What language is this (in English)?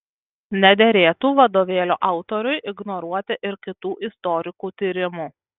Lithuanian